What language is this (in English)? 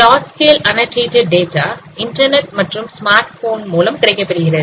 Tamil